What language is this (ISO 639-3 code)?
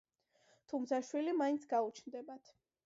kat